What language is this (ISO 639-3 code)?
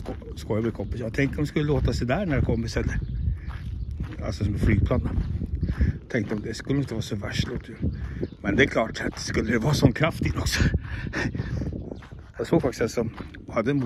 swe